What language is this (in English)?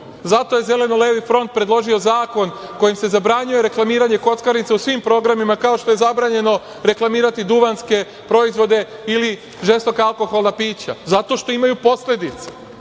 Serbian